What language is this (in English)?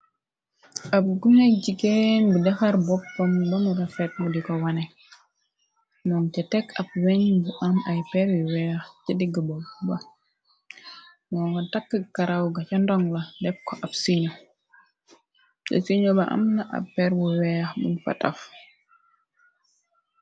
Wolof